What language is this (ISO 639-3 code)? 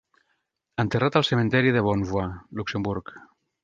cat